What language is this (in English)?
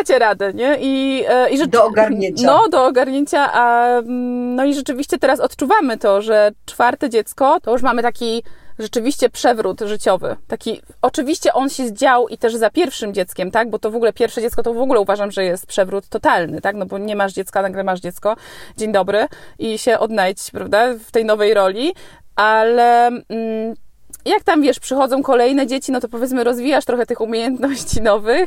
Polish